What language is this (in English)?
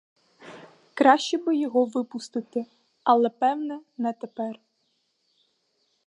Ukrainian